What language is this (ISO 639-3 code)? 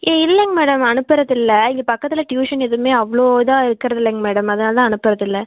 tam